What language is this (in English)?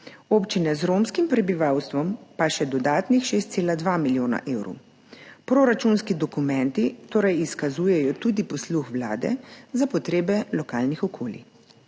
Slovenian